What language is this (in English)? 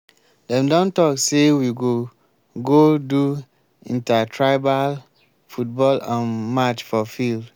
Nigerian Pidgin